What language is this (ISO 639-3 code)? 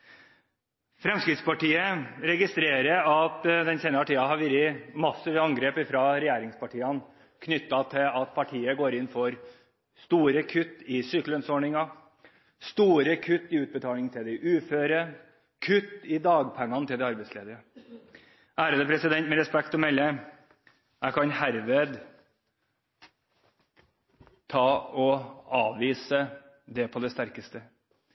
nob